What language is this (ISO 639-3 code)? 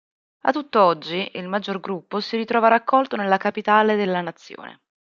ita